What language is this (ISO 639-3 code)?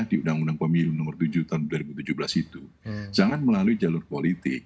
ind